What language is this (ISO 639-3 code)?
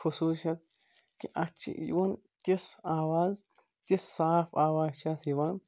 kas